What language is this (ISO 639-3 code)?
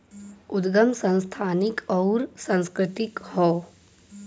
bho